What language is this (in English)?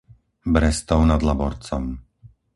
Slovak